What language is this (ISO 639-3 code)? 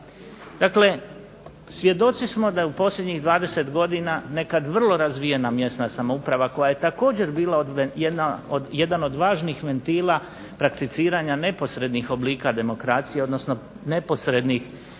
hrv